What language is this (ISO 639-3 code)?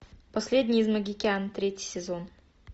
rus